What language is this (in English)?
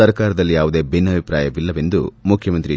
Kannada